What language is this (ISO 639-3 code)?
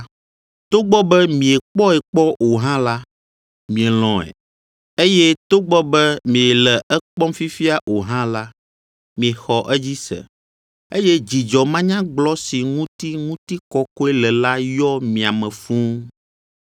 ewe